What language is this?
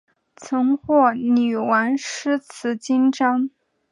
Chinese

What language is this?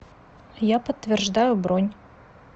Russian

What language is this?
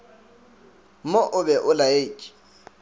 Northern Sotho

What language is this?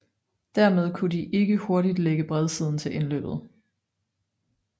Danish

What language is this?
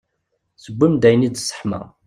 Kabyle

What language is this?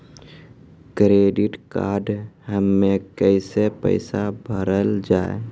Maithili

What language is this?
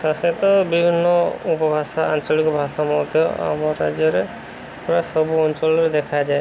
Odia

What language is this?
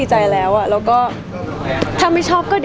Thai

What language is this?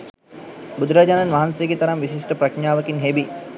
Sinhala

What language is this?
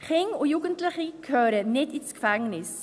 Swiss German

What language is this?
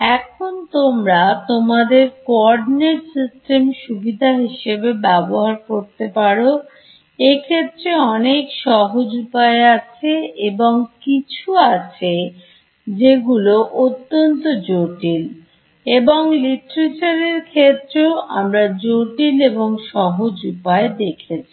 Bangla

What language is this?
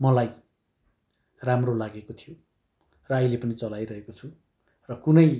Nepali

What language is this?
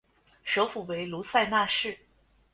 Chinese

